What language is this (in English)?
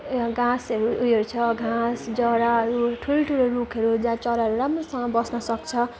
Nepali